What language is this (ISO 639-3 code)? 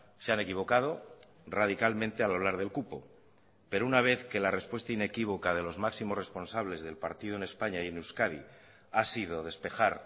spa